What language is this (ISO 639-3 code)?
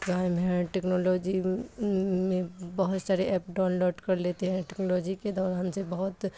urd